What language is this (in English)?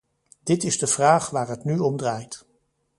Dutch